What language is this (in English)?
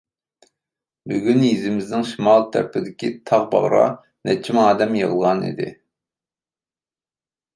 Uyghur